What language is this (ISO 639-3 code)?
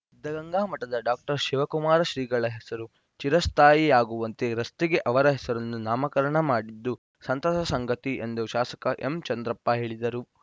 kan